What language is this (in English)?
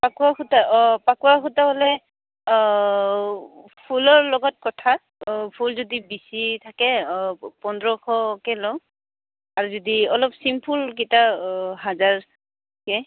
Assamese